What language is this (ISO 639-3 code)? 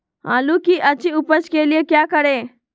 mag